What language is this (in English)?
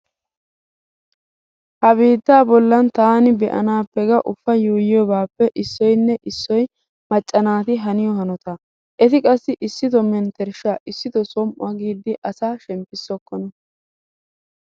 Wolaytta